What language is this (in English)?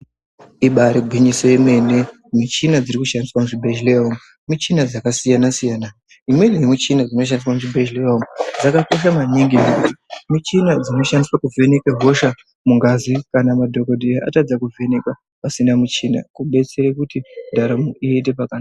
Ndau